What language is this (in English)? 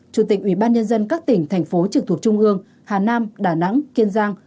Vietnamese